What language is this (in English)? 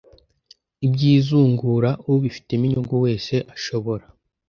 Kinyarwanda